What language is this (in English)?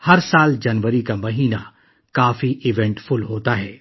Urdu